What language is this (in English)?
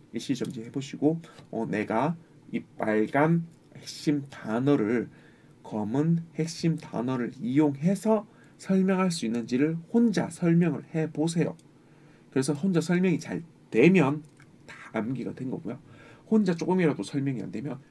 Korean